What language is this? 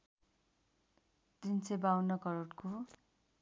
Nepali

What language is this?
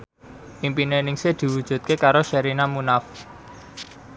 Javanese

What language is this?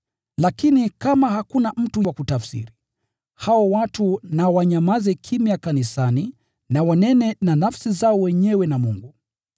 Swahili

